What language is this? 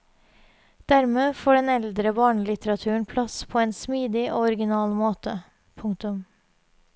Norwegian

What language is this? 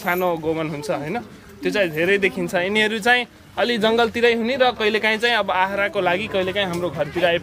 Romanian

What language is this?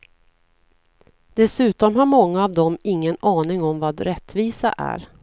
Swedish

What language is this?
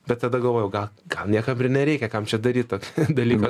Lithuanian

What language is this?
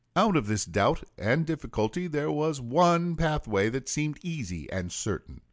English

